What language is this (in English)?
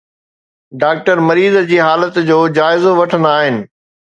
Sindhi